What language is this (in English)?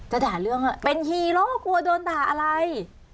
Thai